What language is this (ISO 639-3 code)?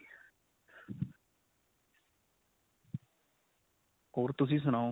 pan